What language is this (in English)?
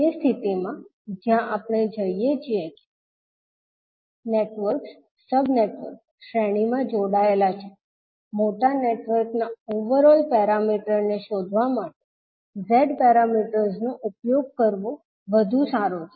Gujarati